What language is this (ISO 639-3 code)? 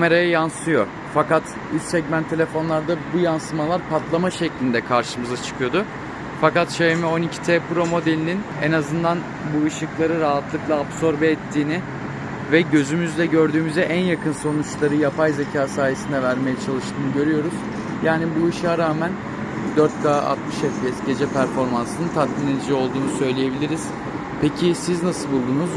tur